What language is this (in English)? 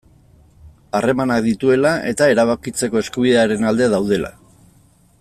Basque